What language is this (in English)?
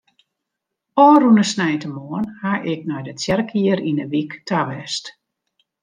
Western Frisian